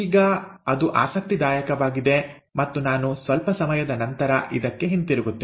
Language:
Kannada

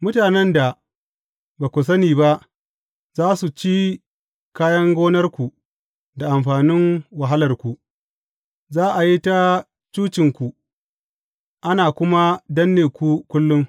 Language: Hausa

